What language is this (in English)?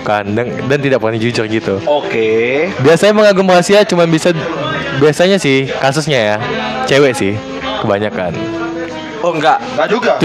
Indonesian